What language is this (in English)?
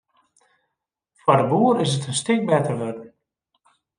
Western Frisian